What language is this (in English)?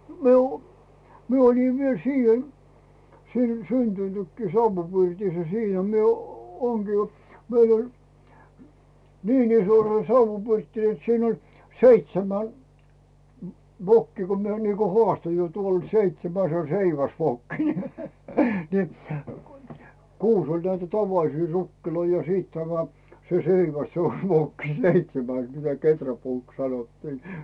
Finnish